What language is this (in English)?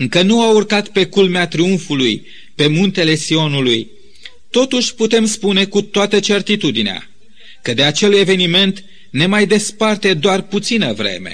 Romanian